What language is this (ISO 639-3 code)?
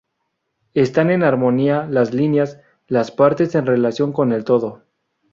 spa